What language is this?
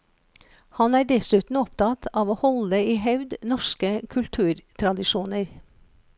Norwegian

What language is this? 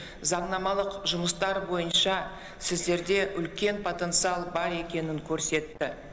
Kazakh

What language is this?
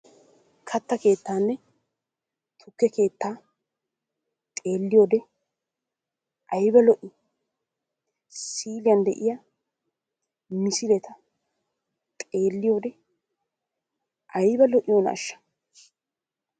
Wolaytta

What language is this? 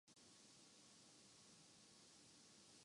Urdu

